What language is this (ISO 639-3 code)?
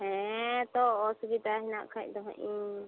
sat